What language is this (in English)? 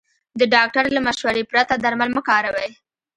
Pashto